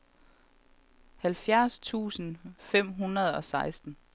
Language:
Danish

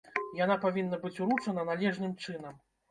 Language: Belarusian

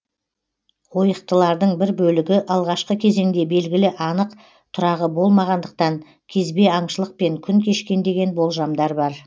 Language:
Kazakh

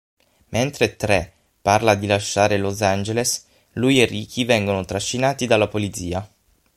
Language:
Italian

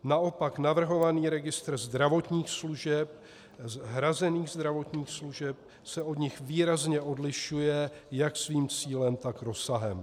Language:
Czech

